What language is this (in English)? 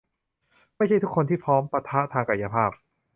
Thai